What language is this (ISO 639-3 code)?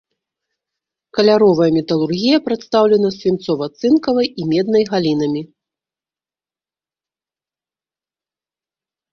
bel